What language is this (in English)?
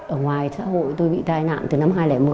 Vietnamese